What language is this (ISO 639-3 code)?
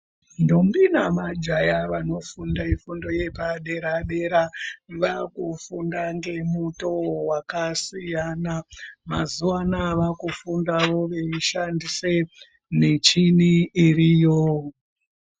ndc